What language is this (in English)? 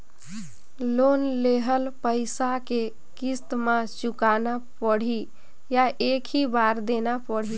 Chhattisgarhi